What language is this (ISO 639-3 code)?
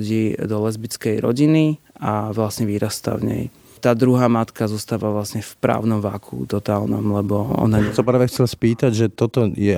slk